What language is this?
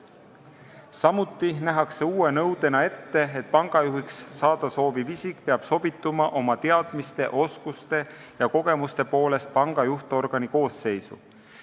Estonian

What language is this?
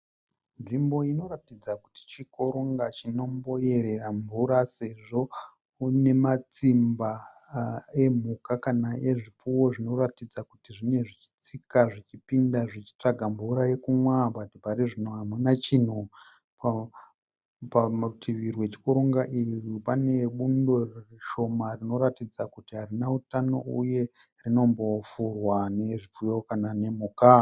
Shona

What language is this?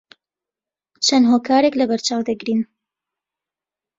Central Kurdish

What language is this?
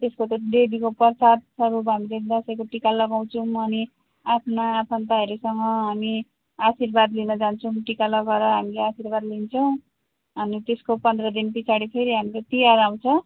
Nepali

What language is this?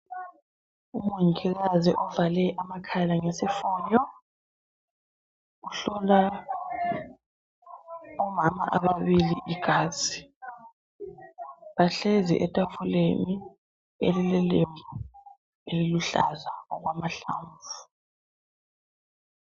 North Ndebele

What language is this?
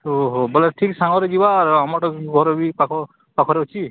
Odia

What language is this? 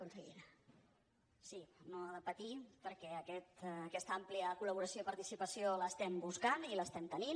Catalan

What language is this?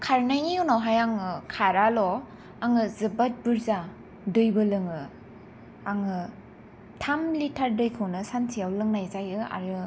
Bodo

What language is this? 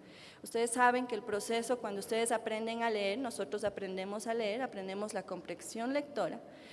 Spanish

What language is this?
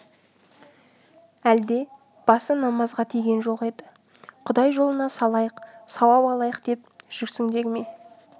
Kazakh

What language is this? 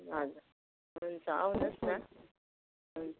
Nepali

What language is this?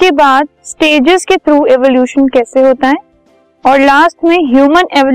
Hindi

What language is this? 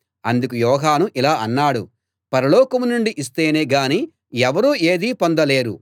Telugu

